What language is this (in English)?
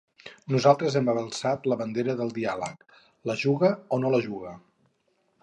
Catalan